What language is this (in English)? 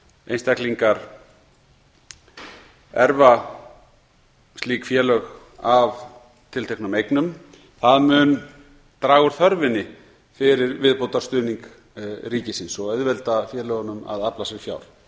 Icelandic